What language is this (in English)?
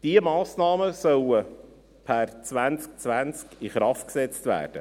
Swiss German